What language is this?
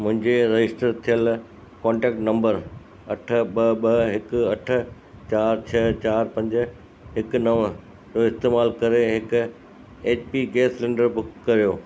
Sindhi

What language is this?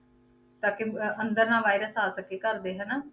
Punjabi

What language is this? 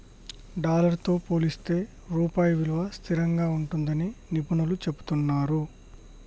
Telugu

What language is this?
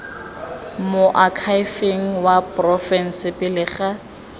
Tswana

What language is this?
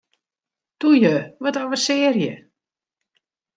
Western Frisian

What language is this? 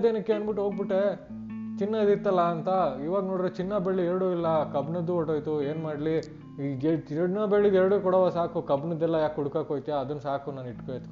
Kannada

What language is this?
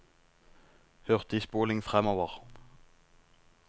Norwegian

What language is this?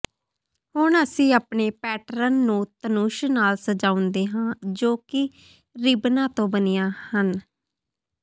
Punjabi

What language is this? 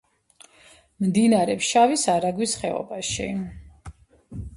Georgian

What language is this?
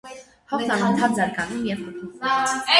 Armenian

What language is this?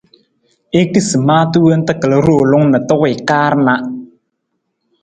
Nawdm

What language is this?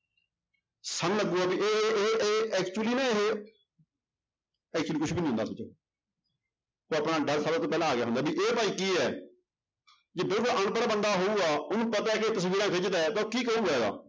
Punjabi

